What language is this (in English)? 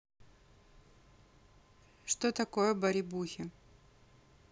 Russian